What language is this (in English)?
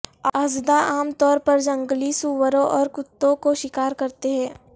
Urdu